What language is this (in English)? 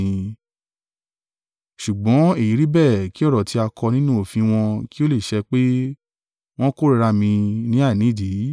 Yoruba